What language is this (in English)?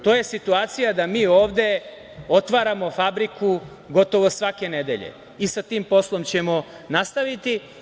Serbian